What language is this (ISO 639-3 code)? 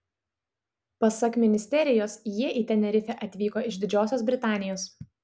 lit